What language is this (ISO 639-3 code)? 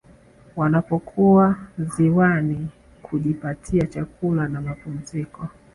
swa